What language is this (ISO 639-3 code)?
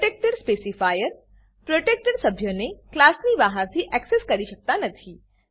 guj